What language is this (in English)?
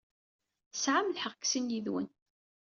Kabyle